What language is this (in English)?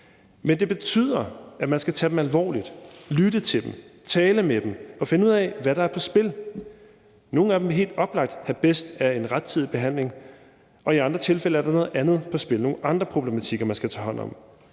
Danish